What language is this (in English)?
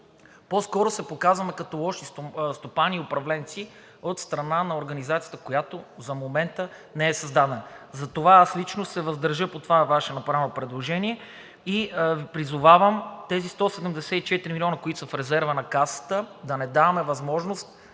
Bulgarian